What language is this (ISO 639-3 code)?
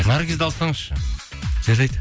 kaz